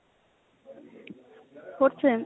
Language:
Assamese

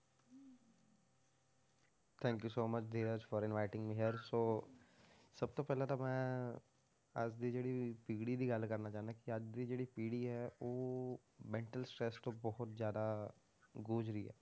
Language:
Punjabi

